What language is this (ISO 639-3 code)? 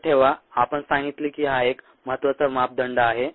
mar